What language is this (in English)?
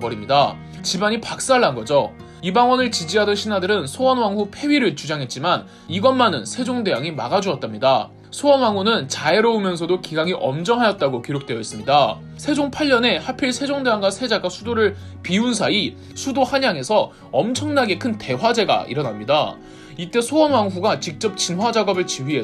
Korean